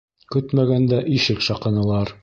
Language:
Bashkir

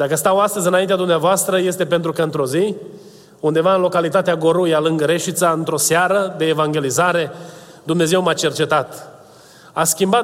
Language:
Romanian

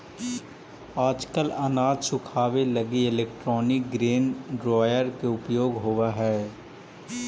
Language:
Magahi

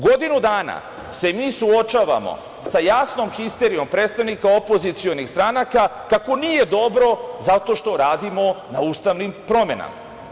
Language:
Serbian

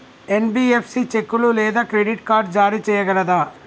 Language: Telugu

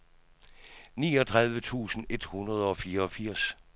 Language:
Danish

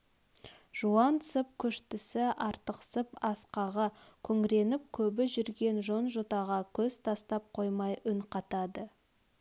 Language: Kazakh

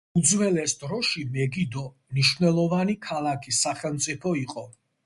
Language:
Georgian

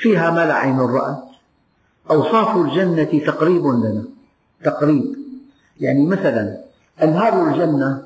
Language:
Arabic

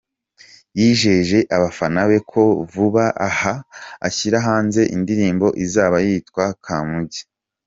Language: Kinyarwanda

